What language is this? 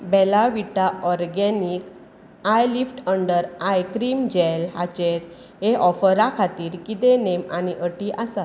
Konkani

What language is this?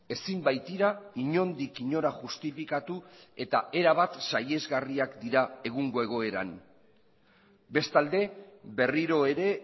Basque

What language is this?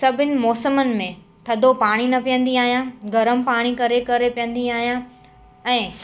Sindhi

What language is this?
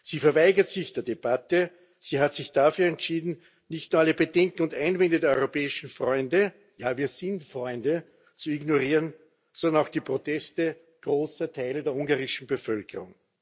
German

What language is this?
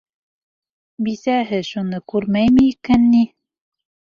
Bashkir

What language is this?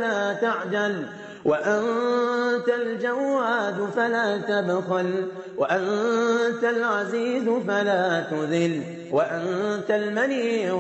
Arabic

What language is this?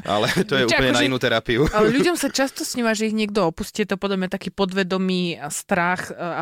Slovak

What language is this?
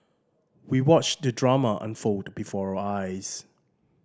English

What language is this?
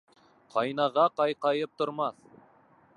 Bashkir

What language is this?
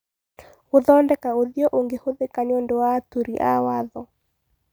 Kikuyu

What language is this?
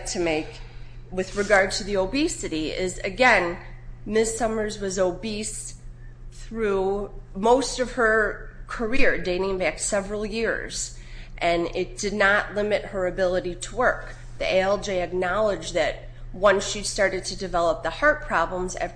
English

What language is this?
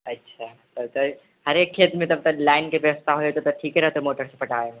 Maithili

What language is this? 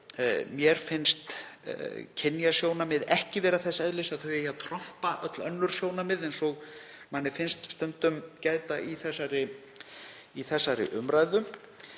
Icelandic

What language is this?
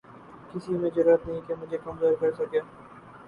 Urdu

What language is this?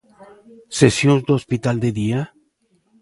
Galician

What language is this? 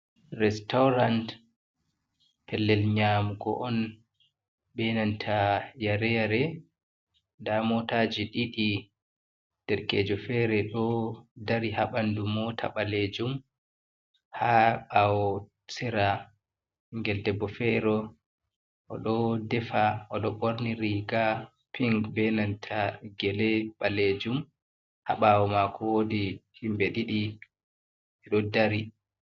Fula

